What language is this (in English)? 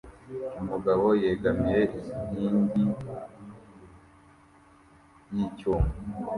Kinyarwanda